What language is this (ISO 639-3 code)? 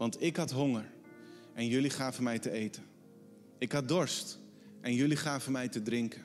nld